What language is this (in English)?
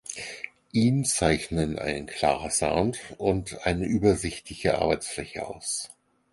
German